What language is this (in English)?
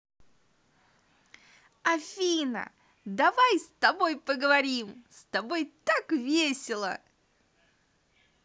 Russian